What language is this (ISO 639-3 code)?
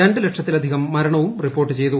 mal